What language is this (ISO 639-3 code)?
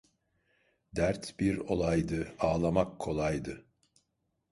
tur